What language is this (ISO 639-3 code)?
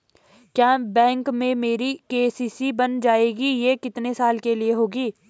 hin